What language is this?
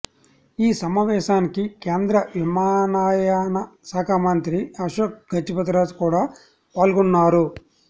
Telugu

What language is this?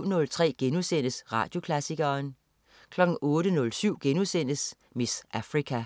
Danish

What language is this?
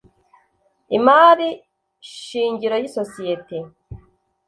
Kinyarwanda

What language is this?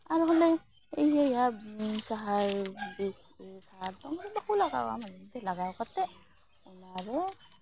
Santali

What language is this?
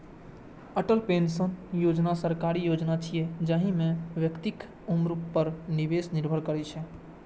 Maithili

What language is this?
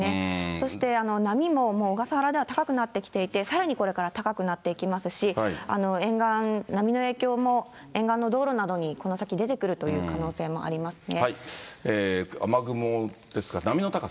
Japanese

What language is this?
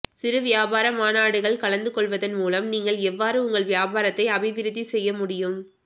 Tamil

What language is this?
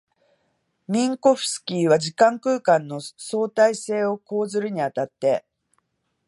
Japanese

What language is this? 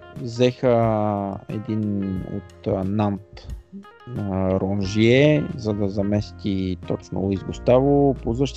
Bulgarian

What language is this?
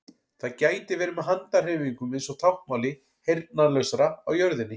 Icelandic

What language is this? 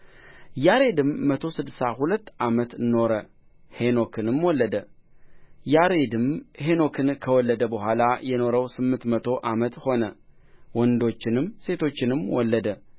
Amharic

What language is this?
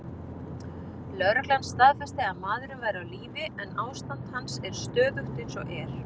Icelandic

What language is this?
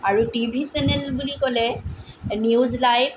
Assamese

